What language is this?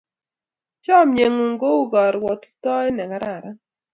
Kalenjin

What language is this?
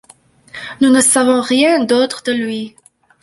French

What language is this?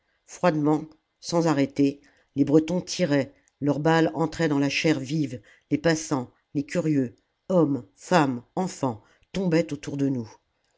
French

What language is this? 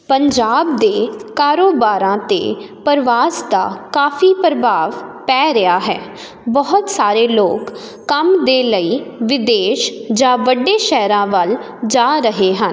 Punjabi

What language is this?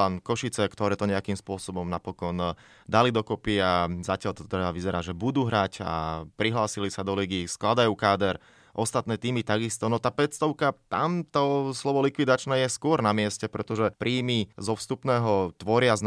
Slovak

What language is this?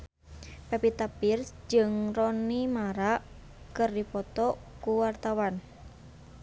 Sundanese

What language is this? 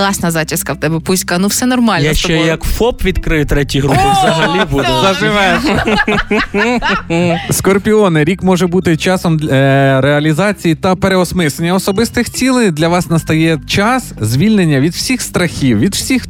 Ukrainian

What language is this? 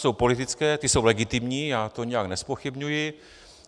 Czech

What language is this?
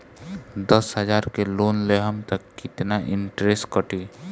Bhojpuri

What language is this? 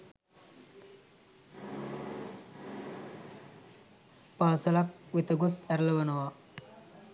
Sinhala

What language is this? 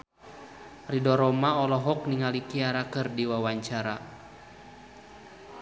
Sundanese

